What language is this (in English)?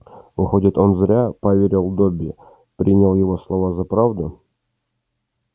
Russian